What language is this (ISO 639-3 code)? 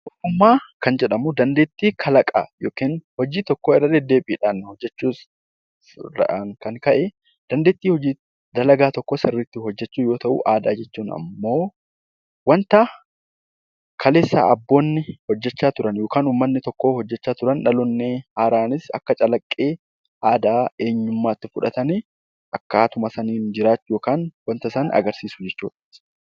orm